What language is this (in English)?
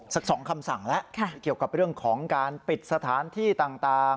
Thai